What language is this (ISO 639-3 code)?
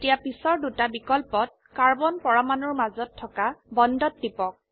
asm